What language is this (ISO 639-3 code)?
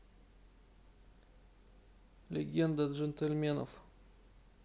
rus